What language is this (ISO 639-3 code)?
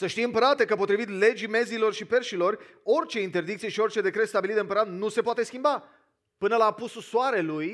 ron